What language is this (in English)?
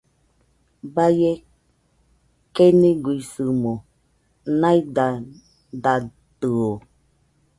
Nüpode Huitoto